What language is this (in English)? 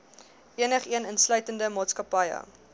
Afrikaans